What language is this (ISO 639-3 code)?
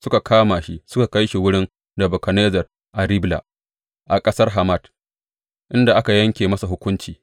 hau